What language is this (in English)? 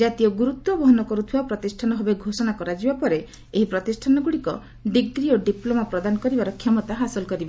Odia